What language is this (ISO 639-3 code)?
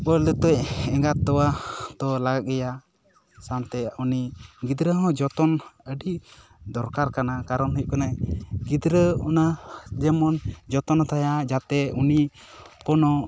sat